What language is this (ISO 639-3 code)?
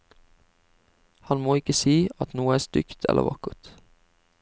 nor